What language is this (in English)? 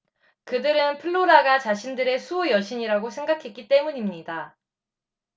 Korean